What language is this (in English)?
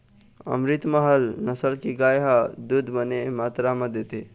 Chhattisgarhi